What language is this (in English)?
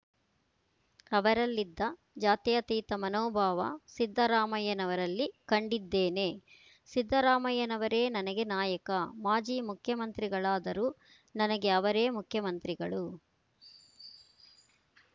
Kannada